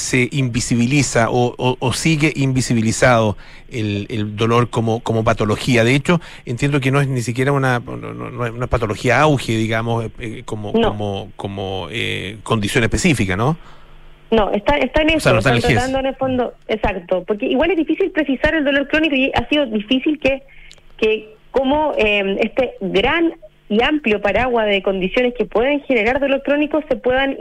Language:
Spanish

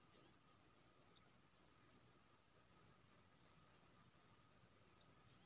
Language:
Maithili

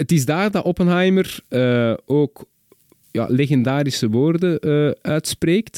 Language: Dutch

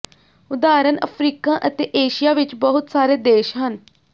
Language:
Punjabi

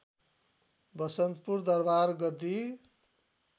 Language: Nepali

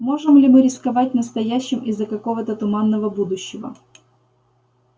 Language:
Russian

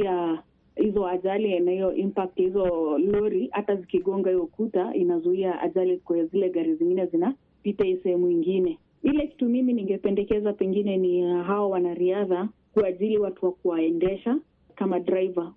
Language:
Swahili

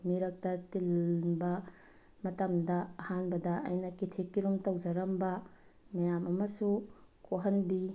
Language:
Manipuri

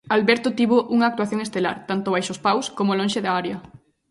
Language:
Galician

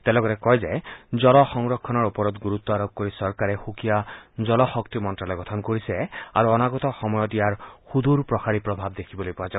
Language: Assamese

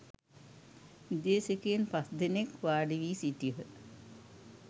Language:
Sinhala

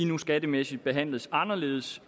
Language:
Danish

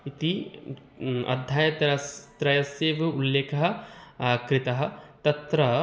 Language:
Sanskrit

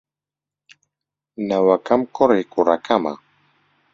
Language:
Central Kurdish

